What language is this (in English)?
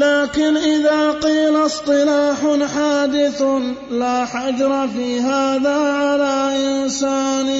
Arabic